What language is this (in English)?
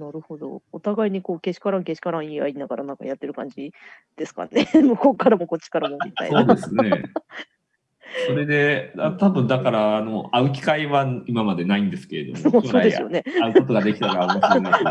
Japanese